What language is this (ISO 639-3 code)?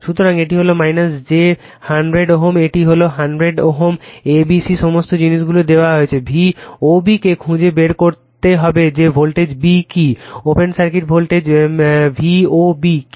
ben